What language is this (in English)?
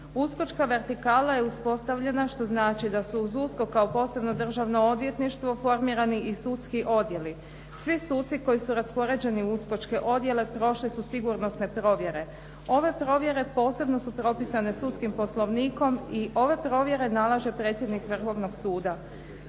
Croatian